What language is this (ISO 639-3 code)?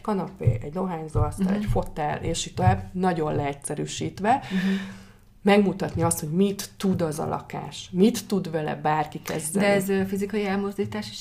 hun